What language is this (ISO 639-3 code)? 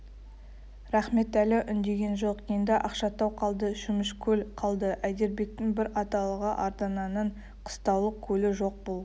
kaz